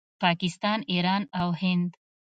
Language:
Pashto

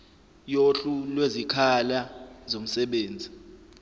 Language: Zulu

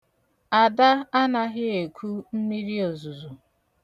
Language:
Igbo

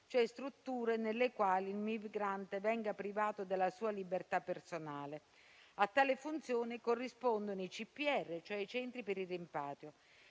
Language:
Italian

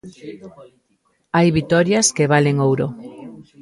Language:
Galician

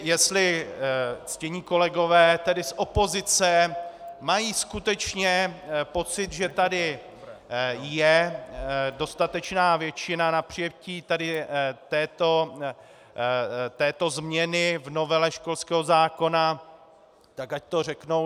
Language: Czech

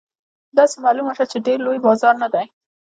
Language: Pashto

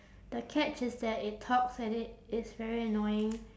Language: English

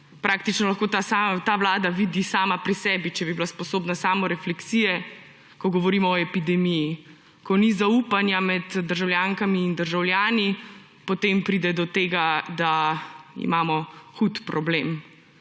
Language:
Slovenian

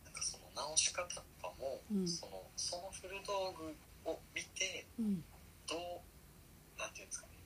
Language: Japanese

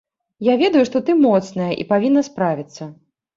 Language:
Belarusian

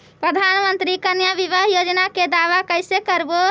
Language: Magahi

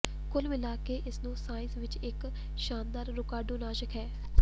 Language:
Punjabi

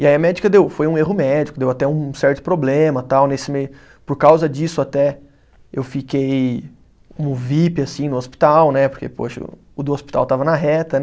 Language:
Portuguese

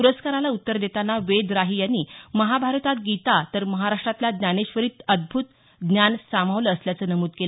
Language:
Marathi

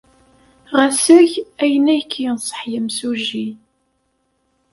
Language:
Kabyle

